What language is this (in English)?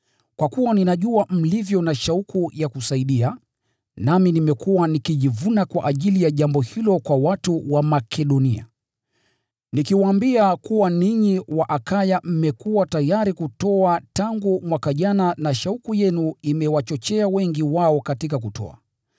Swahili